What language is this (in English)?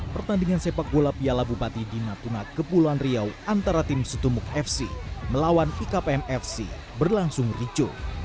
Indonesian